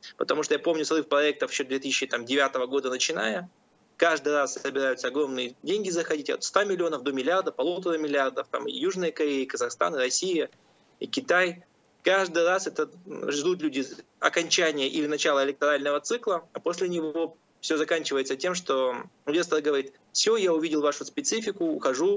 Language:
Russian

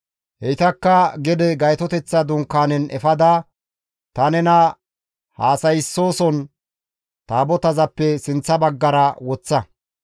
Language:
Gamo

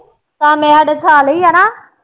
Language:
Punjabi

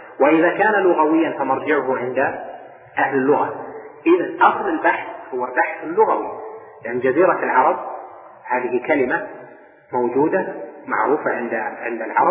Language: Arabic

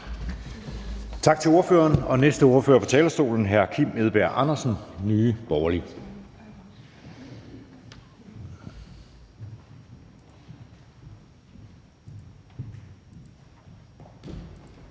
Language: Danish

